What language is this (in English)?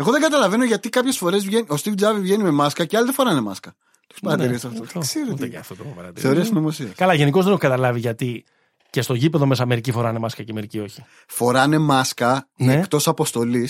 Greek